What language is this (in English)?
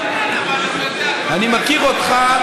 Hebrew